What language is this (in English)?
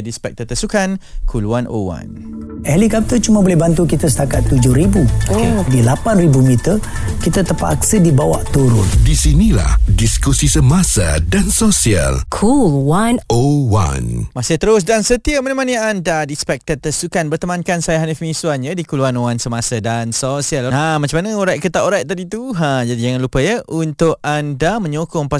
Malay